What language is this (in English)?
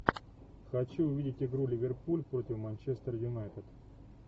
Russian